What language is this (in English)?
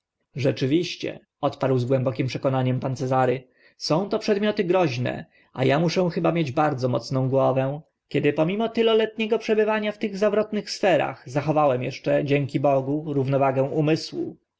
Polish